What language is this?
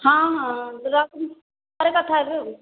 Odia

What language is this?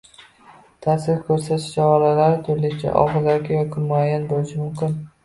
Uzbek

